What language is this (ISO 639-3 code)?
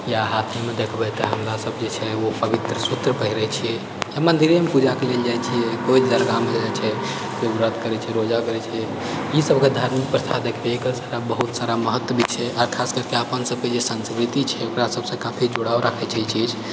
mai